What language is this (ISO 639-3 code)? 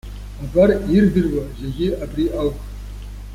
abk